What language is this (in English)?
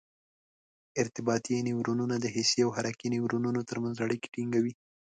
Pashto